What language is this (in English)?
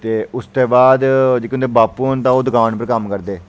Dogri